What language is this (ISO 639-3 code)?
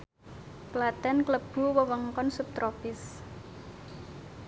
jav